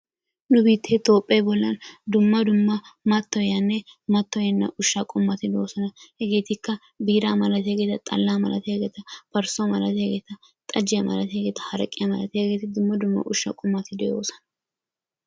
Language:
Wolaytta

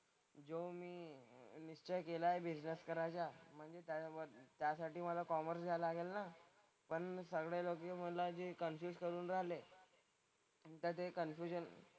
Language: Marathi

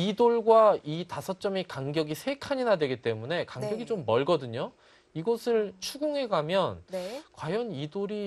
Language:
Korean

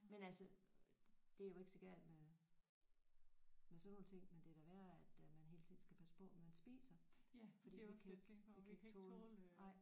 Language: Danish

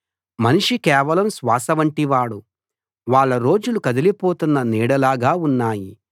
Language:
Telugu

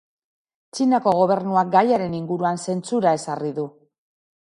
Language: Basque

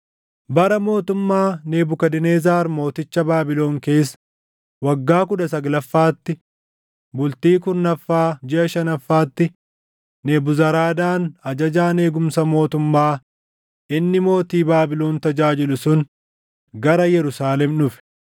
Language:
Oromo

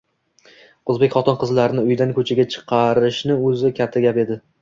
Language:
Uzbek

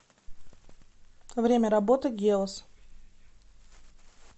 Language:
Russian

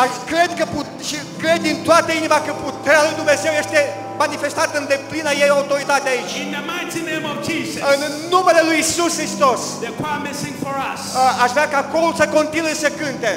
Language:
Romanian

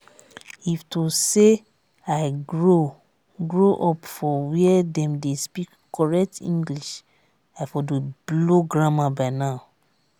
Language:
Nigerian Pidgin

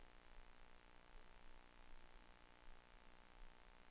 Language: Danish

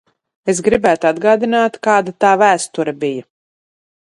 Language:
Latvian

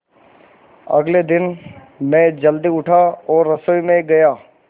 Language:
Hindi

